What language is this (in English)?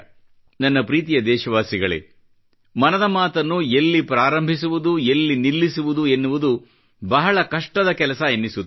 Kannada